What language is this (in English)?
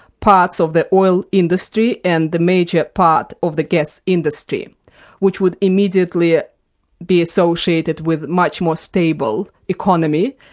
English